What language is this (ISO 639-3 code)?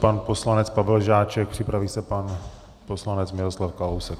ces